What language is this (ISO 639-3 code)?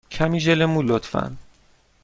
fas